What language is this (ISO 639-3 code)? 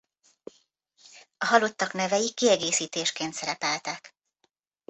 hun